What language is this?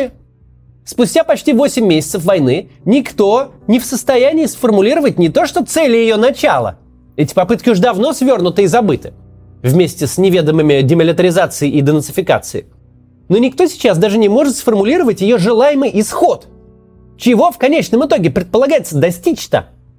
Russian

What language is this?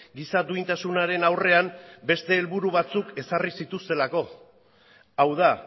Basque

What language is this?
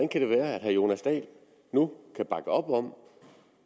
Danish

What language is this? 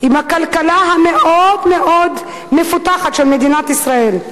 Hebrew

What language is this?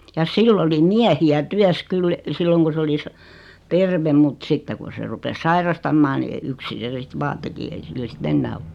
Finnish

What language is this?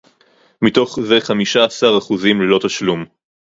Hebrew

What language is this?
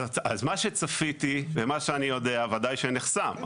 Hebrew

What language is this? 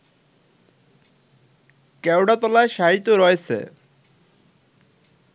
Bangla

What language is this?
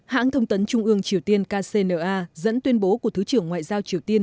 Vietnamese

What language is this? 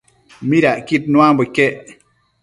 Matsés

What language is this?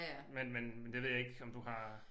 Danish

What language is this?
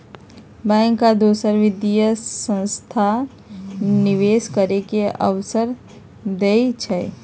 Magahi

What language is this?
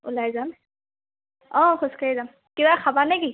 Assamese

